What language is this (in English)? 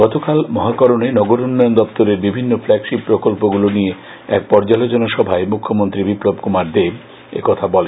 Bangla